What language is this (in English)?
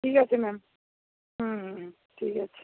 Bangla